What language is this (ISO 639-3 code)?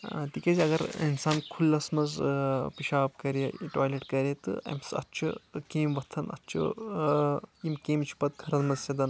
kas